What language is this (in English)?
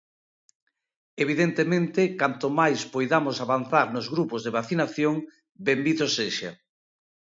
Galician